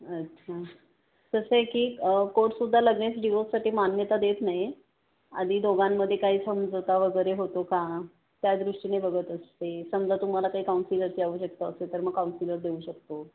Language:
Marathi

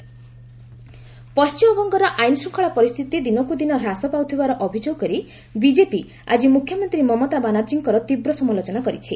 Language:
Odia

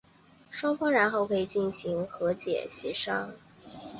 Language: Chinese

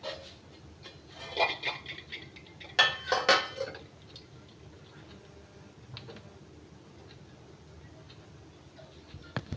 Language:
Maithili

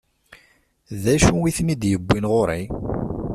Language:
Kabyle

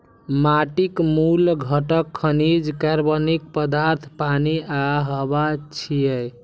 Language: Maithili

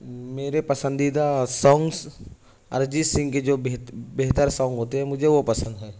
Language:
Urdu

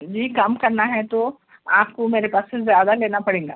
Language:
Urdu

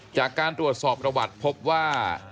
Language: Thai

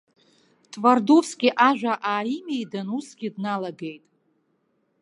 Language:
Abkhazian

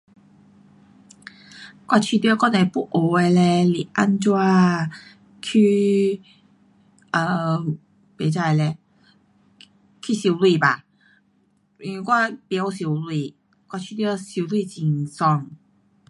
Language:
Pu-Xian Chinese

